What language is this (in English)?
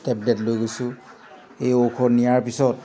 Assamese